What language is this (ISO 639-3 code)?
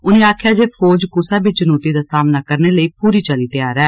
doi